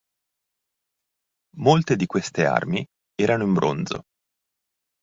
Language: Italian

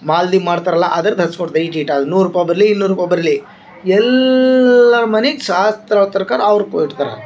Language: Kannada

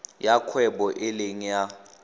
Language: Tswana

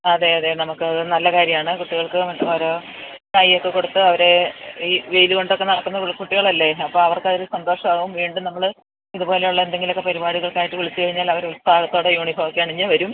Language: Malayalam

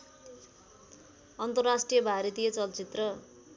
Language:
Nepali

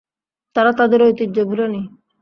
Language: Bangla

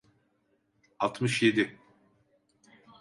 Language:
Turkish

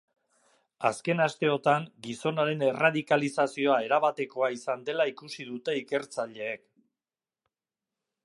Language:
Basque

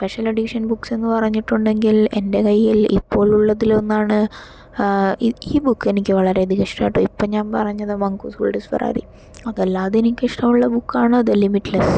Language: Malayalam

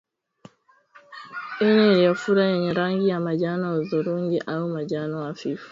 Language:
Swahili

